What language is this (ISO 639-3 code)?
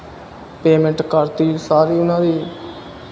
pan